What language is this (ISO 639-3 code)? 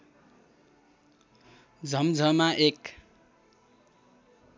nep